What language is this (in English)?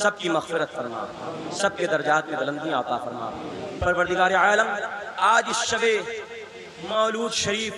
Arabic